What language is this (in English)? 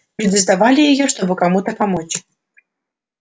Russian